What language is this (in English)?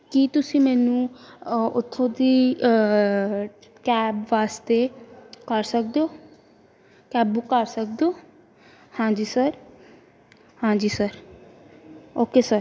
Punjabi